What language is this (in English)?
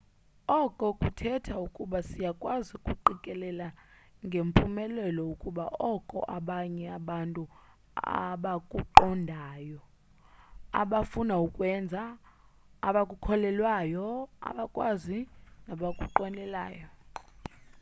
Xhosa